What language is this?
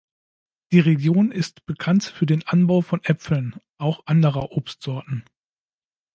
German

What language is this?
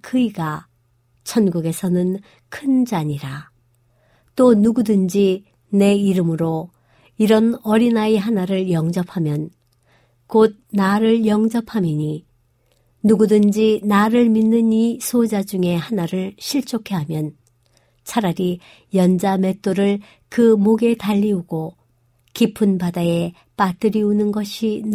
Korean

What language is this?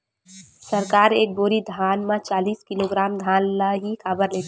Chhattisgarhi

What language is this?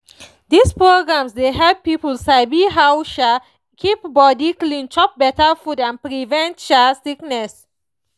Nigerian Pidgin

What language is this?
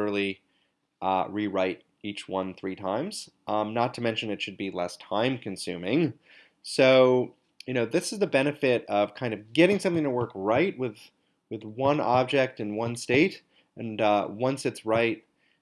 English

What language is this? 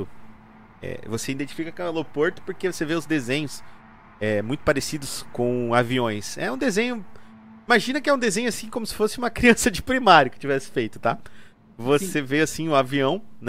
Portuguese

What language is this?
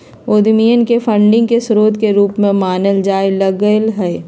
Magahi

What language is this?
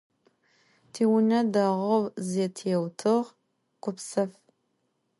Adyghe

